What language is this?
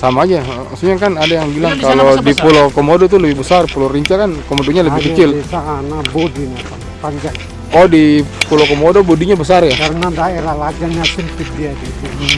Indonesian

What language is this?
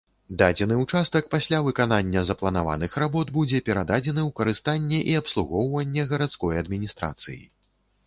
Belarusian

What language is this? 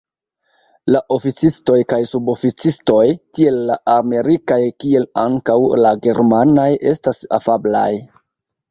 Esperanto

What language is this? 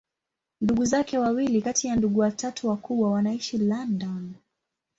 Swahili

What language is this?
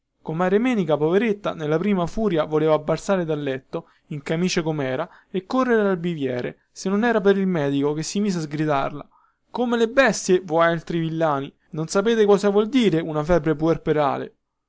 Italian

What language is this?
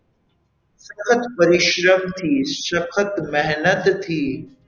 Gujarati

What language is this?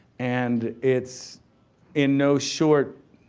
English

